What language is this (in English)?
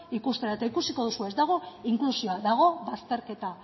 Basque